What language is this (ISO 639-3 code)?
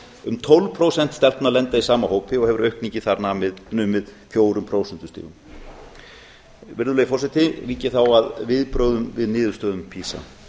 isl